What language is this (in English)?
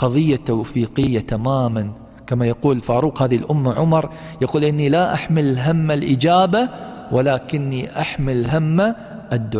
Arabic